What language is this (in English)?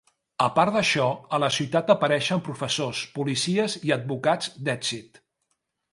Catalan